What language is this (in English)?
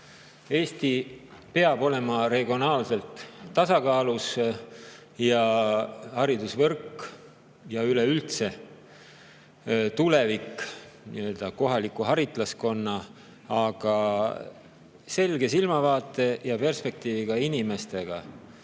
Estonian